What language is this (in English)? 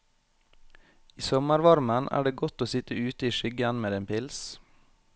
Norwegian